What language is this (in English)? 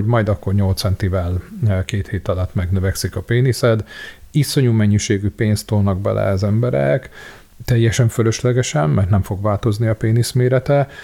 Hungarian